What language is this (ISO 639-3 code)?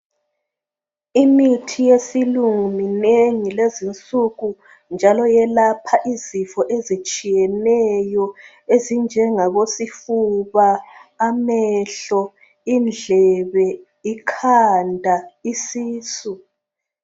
nde